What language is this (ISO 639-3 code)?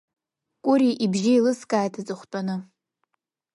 abk